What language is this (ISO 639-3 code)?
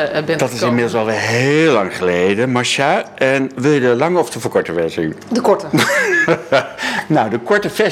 nld